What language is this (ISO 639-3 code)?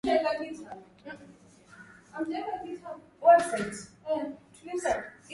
swa